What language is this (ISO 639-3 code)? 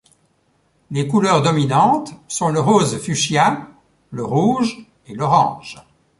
fra